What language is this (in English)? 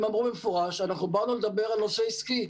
Hebrew